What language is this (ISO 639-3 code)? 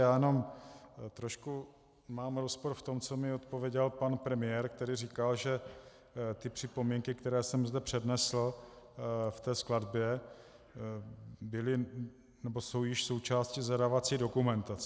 ces